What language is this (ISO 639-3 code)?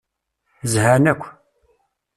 kab